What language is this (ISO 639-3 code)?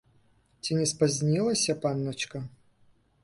bel